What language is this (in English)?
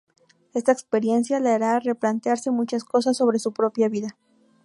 Spanish